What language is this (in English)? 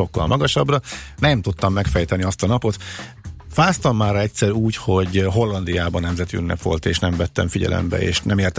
Hungarian